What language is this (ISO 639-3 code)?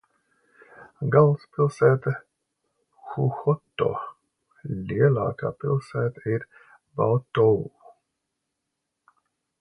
lav